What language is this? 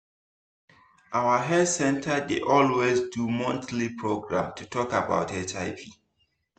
Nigerian Pidgin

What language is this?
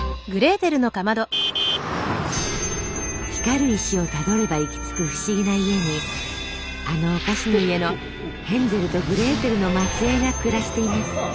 Japanese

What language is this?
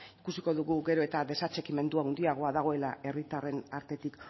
Basque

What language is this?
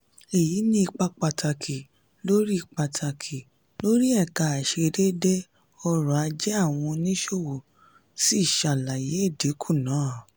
Yoruba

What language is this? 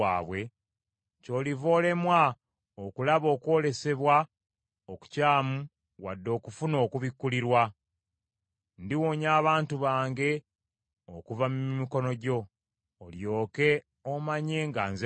Ganda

